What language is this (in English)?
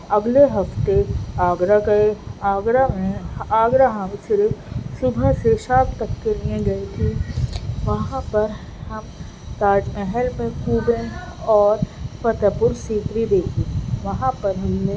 Urdu